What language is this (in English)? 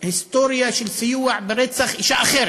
Hebrew